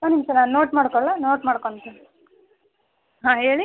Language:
Kannada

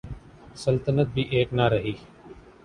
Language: Urdu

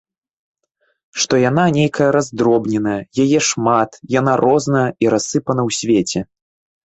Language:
Belarusian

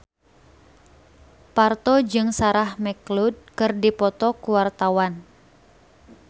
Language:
Sundanese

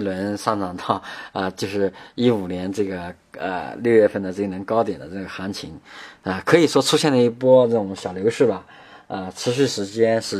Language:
Chinese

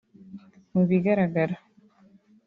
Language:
Kinyarwanda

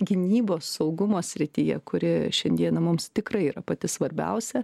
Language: Lithuanian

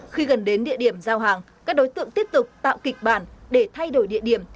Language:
Vietnamese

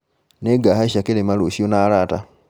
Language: Kikuyu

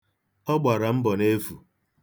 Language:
Igbo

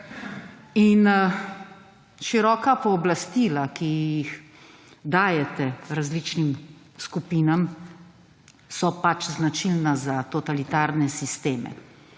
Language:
Slovenian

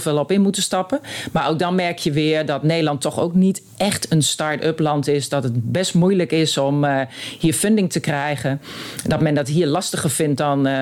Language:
Dutch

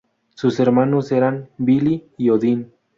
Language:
Spanish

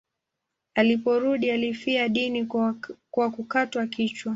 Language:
Swahili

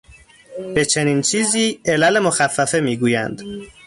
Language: Persian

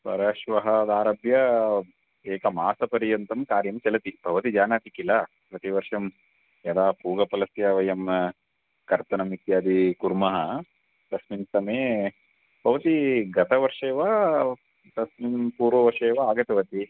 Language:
Sanskrit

